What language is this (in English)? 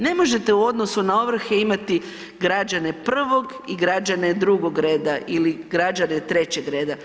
Croatian